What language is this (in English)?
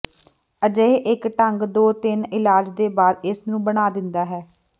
Punjabi